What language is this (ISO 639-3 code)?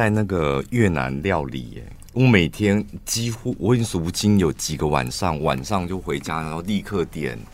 zho